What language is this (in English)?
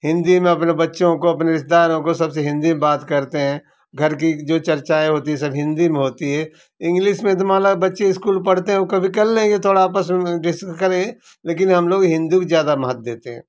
Hindi